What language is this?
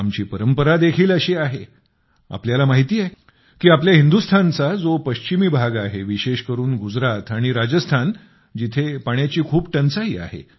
Marathi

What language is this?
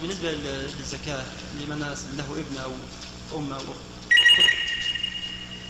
Arabic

